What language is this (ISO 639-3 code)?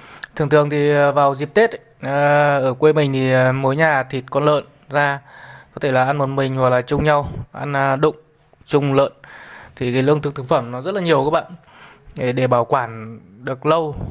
vie